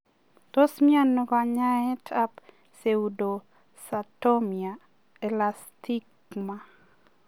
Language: Kalenjin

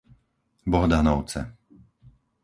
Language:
Slovak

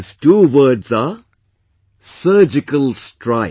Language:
English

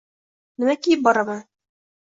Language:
Uzbek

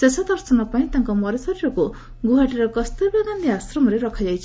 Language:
Odia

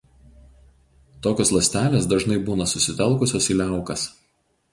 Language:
Lithuanian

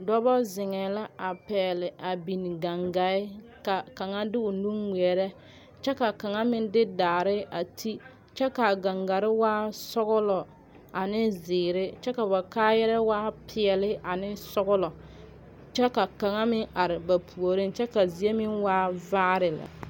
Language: Southern Dagaare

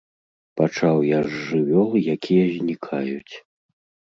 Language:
Belarusian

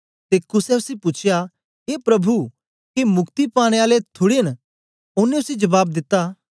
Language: Dogri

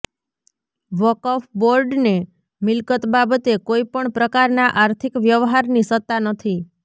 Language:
Gujarati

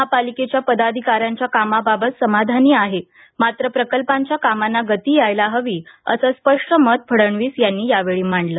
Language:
Marathi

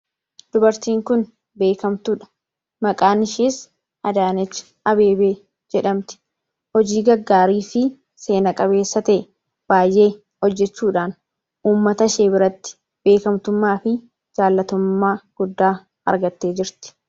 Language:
Oromo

